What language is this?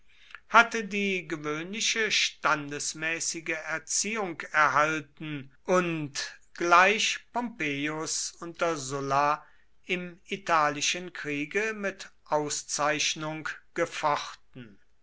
German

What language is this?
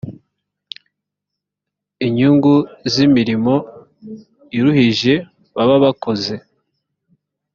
Kinyarwanda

